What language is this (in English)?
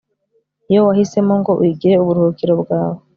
Kinyarwanda